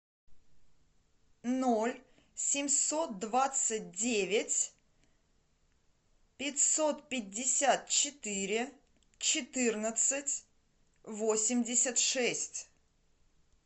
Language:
Russian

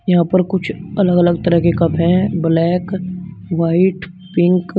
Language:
Hindi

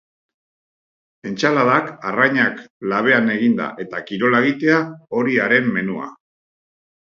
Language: Basque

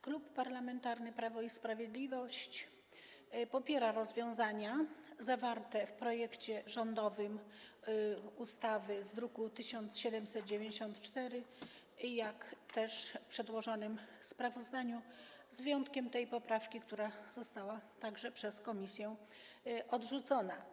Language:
Polish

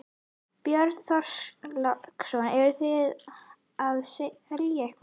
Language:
Icelandic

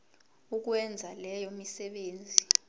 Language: Zulu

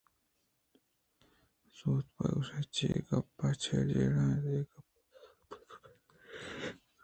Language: Eastern Balochi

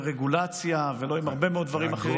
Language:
Hebrew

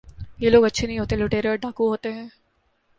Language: Urdu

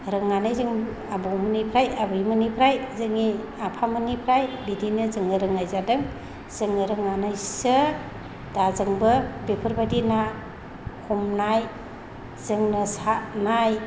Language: Bodo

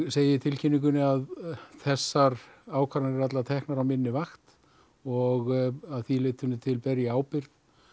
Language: Icelandic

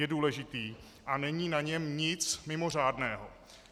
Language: Czech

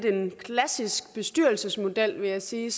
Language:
Danish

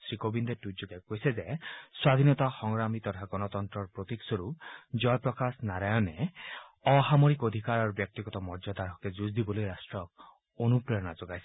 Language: Assamese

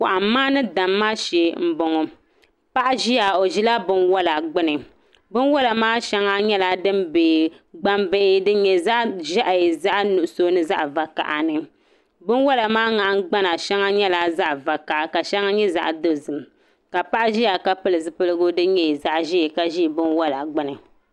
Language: Dagbani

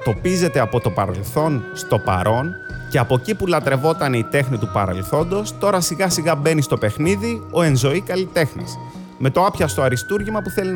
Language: Greek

